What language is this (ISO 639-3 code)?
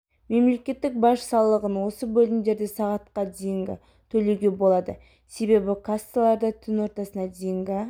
kaz